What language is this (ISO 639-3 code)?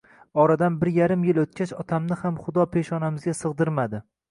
uzb